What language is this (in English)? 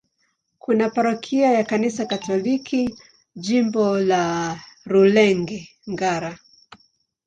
Swahili